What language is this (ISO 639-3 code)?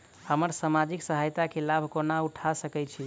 mai